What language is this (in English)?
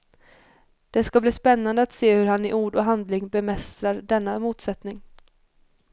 Swedish